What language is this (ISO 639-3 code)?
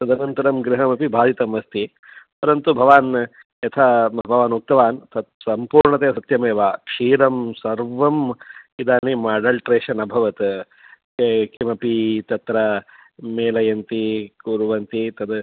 san